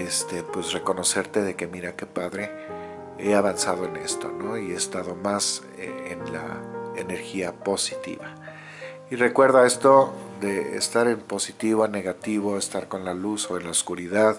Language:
Spanish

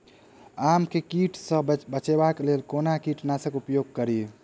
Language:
Maithili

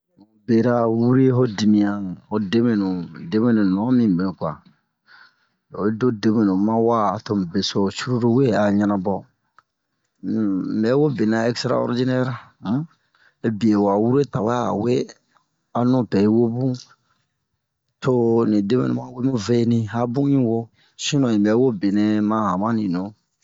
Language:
Bomu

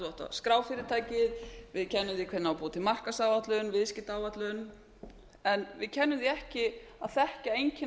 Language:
Icelandic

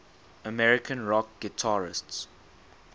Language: English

